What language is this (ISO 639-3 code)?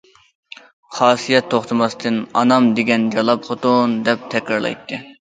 uig